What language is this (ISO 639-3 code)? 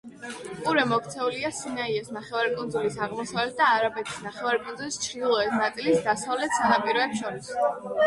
kat